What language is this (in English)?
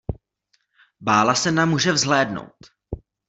Czech